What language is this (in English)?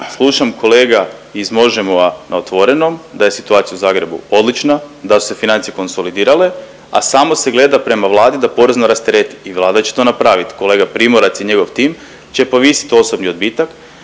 Croatian